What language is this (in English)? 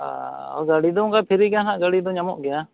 Santali